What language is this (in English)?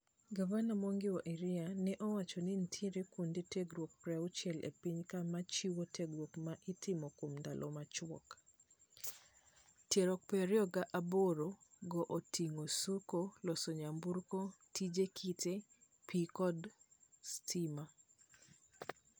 Luo (Kenya and Tanzania)